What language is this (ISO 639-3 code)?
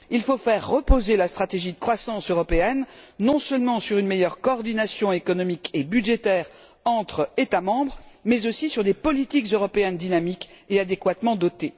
fra